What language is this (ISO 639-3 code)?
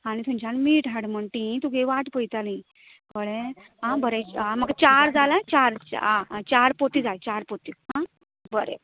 kok